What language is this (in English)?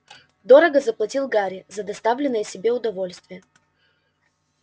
Russian